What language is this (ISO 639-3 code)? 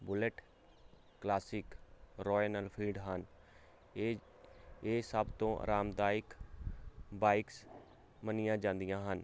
pan